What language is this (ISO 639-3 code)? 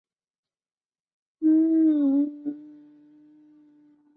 zho